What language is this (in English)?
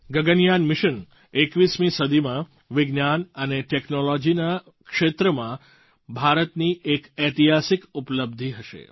Gujarati